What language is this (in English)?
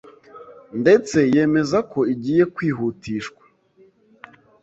Kinyarwanda